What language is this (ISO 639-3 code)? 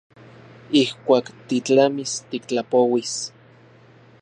ncx